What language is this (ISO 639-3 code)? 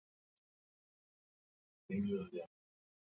swa